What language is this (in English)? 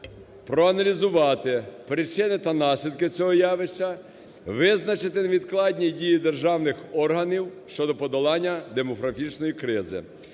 Ukrainian